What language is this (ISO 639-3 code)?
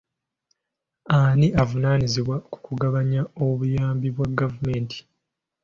lug